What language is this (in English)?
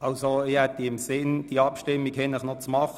Swiss German